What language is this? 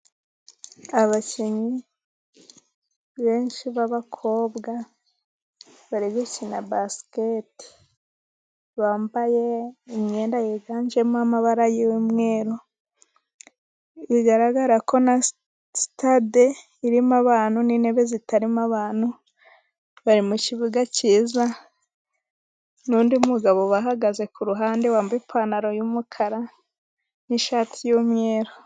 Kinyarwanda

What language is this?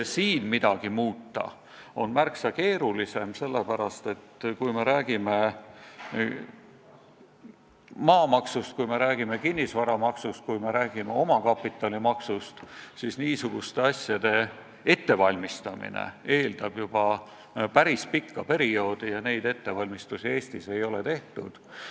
Estonian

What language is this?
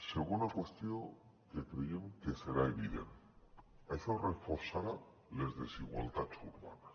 Catalan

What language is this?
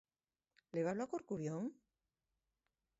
Galician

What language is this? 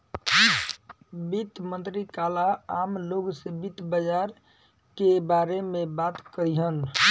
Bhojpuri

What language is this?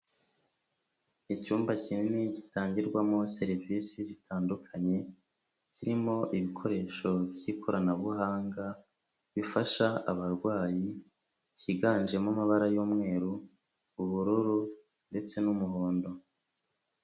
Kinyarwanda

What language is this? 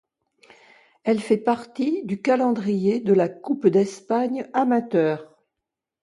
French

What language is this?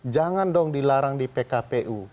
Indonesian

